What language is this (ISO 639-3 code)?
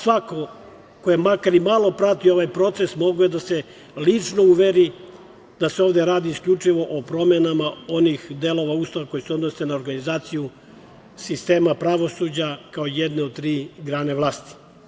srp